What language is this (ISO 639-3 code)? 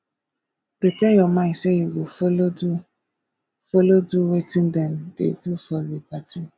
pcm